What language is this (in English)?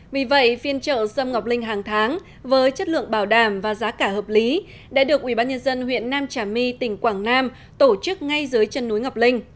Vietnamese